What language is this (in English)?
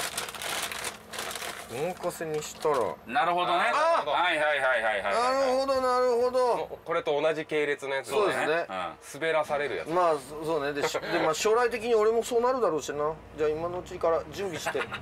Japanese